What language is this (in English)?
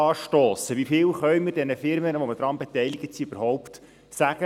Swiss German